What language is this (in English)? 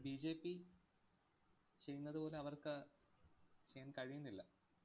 Malayalam